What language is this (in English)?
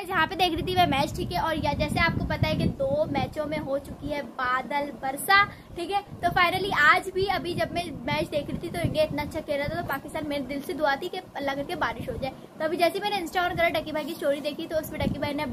Hindi